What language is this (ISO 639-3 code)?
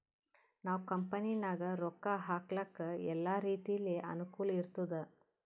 kan